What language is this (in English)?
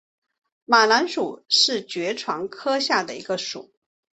Chinese